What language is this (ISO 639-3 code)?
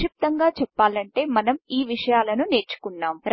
tel